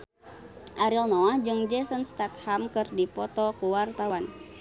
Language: Sundanese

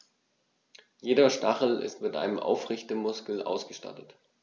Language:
German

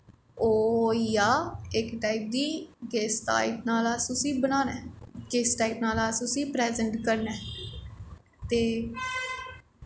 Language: Dogri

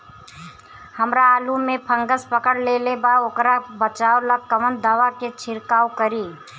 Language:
Bhojpuri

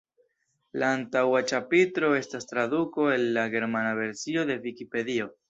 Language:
Esperanto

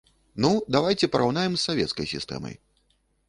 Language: Belarusian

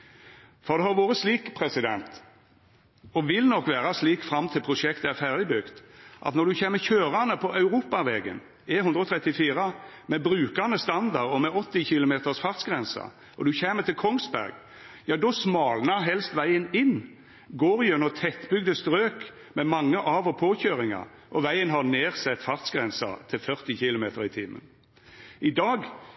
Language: Norwegian Nynorsk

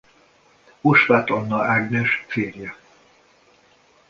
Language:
Hungarian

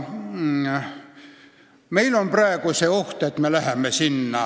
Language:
Estonian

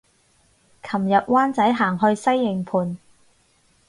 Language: Cantonese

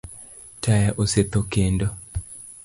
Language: Luo (Kenya and Tanzania)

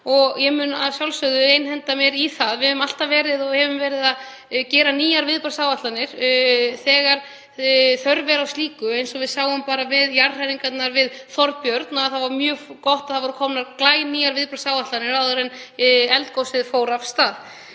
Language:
Icelandic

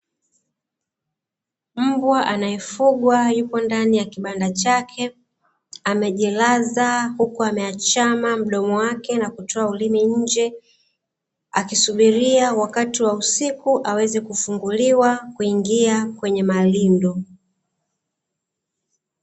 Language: Swahili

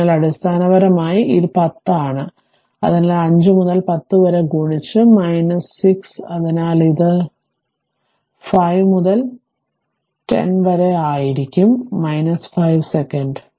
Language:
Malayalam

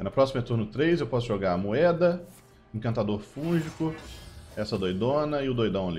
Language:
Portuguese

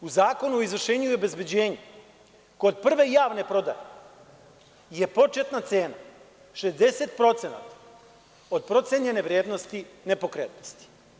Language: Serbian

